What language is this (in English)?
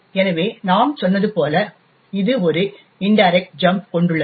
Tamil